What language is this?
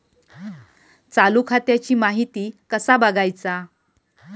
Marathi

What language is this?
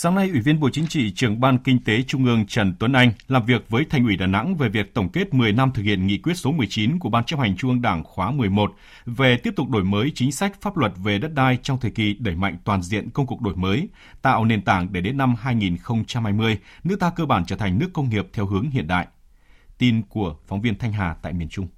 Vietnamese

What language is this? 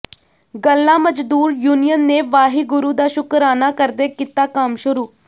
Punjabi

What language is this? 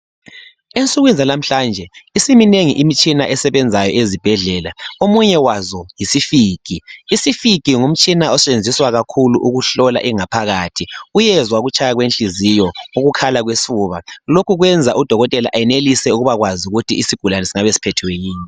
North Ndebele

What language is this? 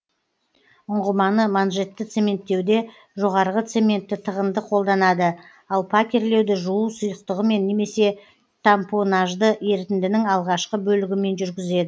Kazakh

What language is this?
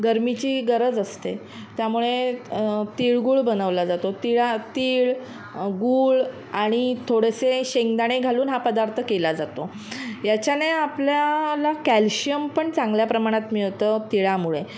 Marathi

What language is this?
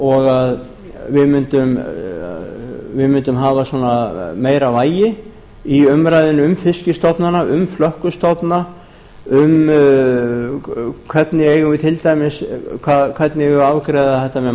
Icelandic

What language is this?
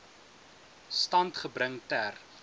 Afrikaans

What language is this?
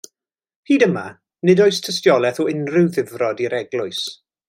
Welsh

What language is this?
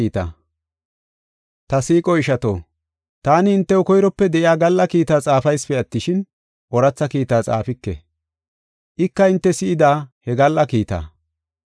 Gofa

